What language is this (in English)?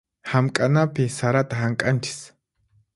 Puno Quechua